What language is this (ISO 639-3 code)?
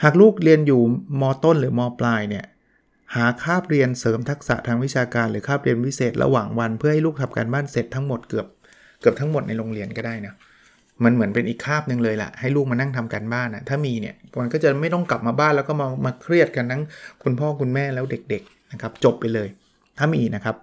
tha